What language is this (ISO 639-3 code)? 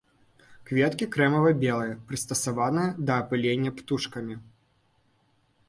bel